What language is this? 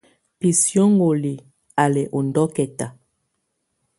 Tunen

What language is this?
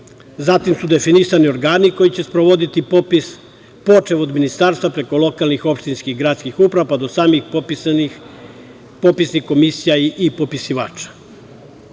Serbian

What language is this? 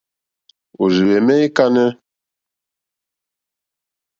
Mokpwe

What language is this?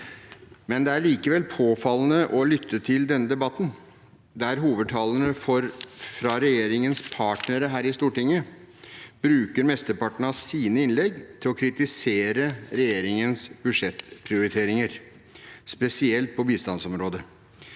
Norwegian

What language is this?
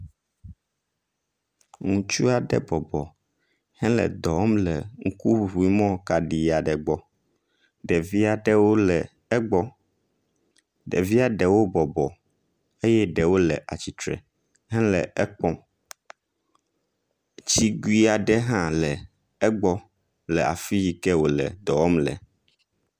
Ewe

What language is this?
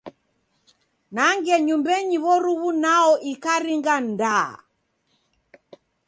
Taita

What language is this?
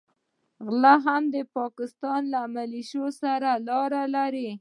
Pashto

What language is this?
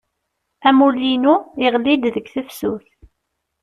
Kabyle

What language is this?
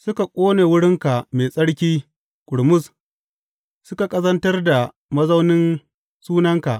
Hausa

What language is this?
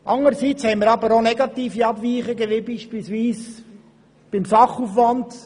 Swiss German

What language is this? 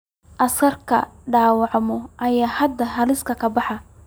Somali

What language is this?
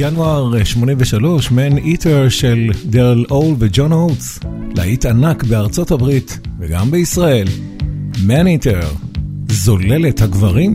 Hebrew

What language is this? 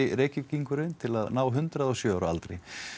Icelandic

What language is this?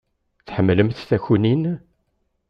Kabyle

